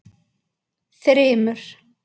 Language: Icelandic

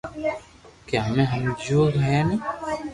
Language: Loarki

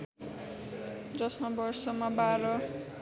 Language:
Nepali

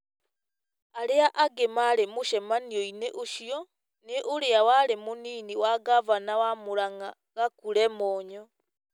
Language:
Kikuyu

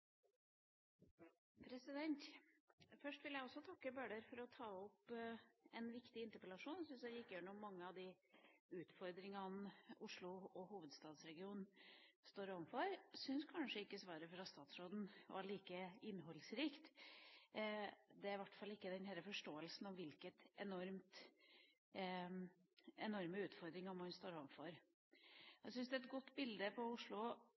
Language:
Norwegian Bokmål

